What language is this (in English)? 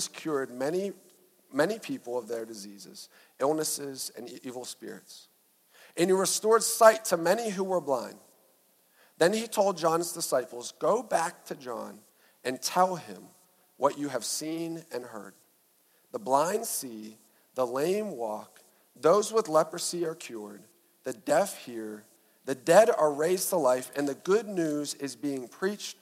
English